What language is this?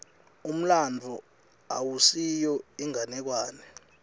Swati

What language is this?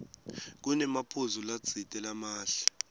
Swati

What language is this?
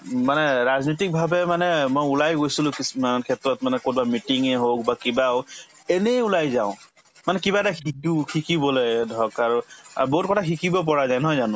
Assamese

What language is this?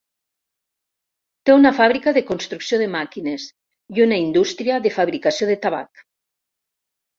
Catalan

